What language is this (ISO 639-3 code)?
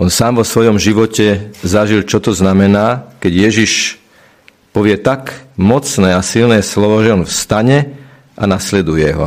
slk